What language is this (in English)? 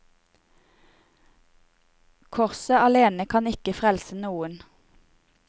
Norwegian